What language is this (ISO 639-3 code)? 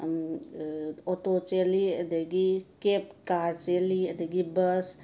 mni